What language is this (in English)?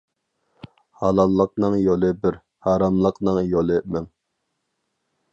Uyghur